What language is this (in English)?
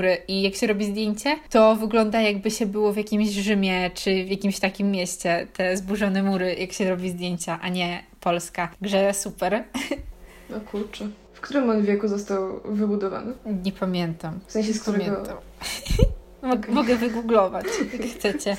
Polish